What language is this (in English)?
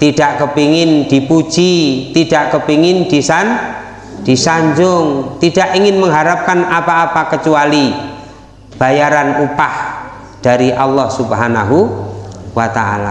Indonesian